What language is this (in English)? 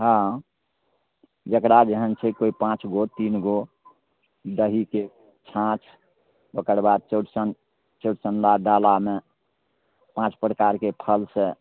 Maithili